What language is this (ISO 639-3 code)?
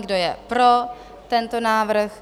ces